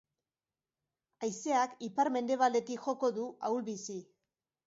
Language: Basque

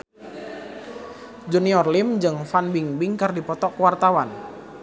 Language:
Sundanese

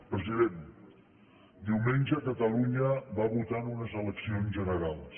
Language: Catalan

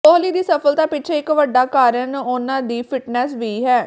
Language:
Punjabi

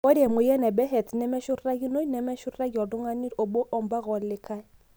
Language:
Masai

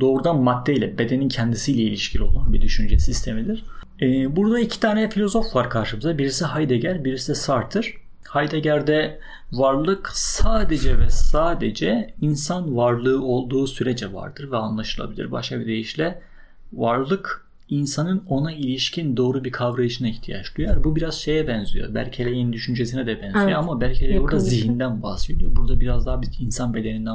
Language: Turkish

